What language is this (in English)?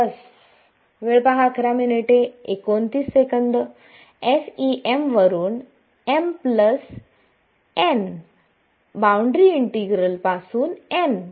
Marathi